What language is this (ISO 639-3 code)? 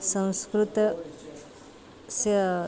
san